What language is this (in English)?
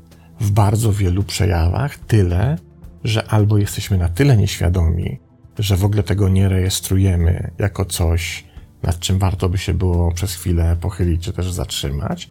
Polish